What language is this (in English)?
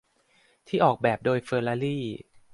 Thai